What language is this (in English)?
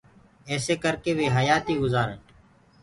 Gurgula